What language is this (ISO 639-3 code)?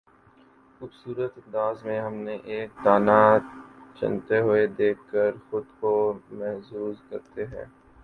urd